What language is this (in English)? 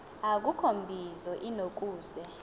Xhosa